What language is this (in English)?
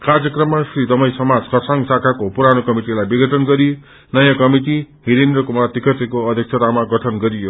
Nepali